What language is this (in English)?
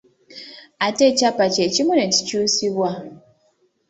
Ganda